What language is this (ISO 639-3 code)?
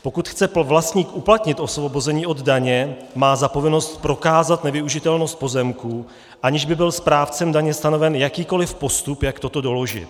ces